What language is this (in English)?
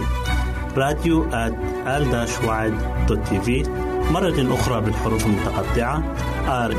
Arabic